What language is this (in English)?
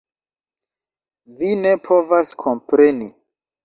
Esperanto